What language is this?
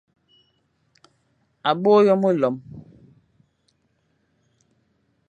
Fang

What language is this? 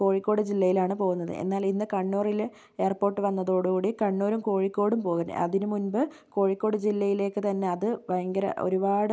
Malayalam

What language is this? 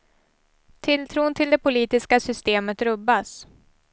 Swedish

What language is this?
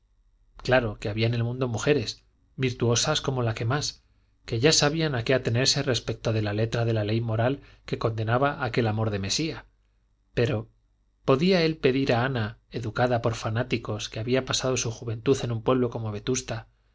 Spanish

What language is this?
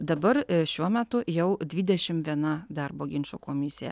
Lithuanian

